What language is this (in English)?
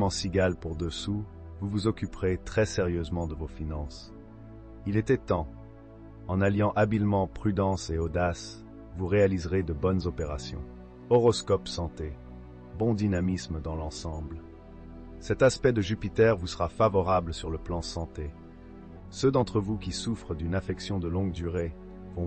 French